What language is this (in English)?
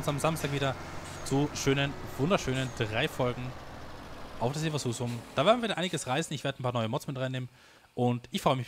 German